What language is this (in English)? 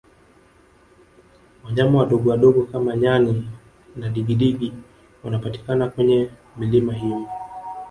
Swahili